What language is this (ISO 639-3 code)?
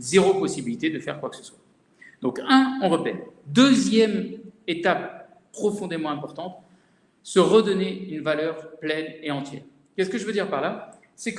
fra